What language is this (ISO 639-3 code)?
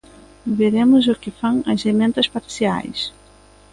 glg